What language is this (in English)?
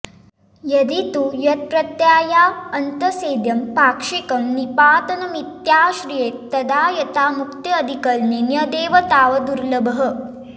Sanskrit